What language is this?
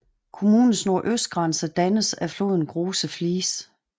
Danish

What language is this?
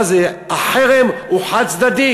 Hebrew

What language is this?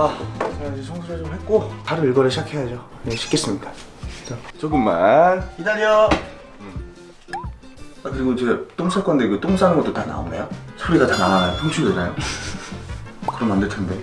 Korean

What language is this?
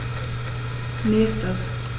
German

